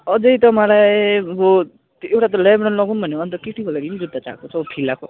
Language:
Nepali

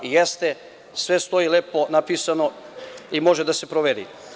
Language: Serbian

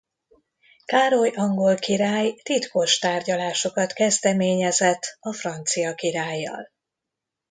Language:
Hungarian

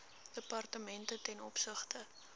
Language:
Afrikaans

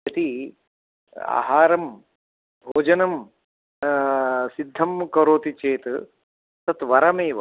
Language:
Sanskrit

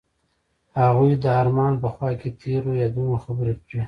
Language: Pashto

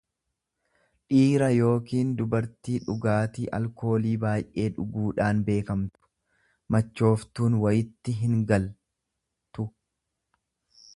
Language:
Oromo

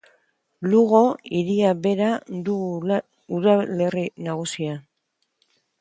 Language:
Basque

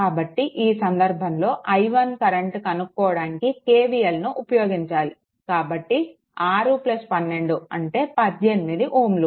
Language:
Telugu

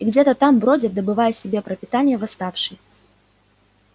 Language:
Russian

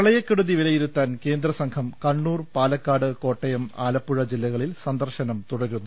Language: Malayalam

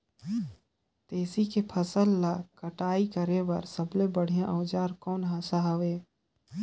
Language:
Chhattisgarhi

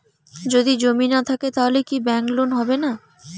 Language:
Bangla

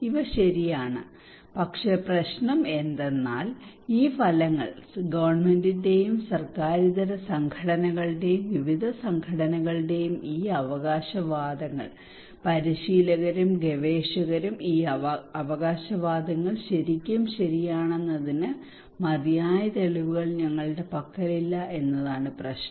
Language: Malayalam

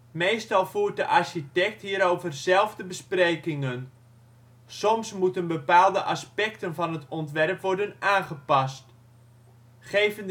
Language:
Dutch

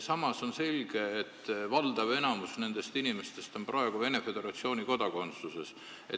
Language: Estonian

